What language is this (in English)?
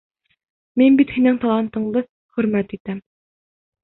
Bashkir